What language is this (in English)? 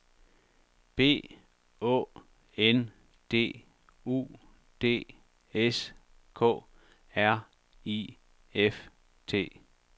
Danish